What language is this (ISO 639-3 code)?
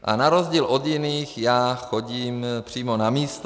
ces